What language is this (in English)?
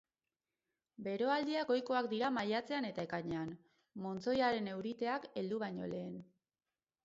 Basque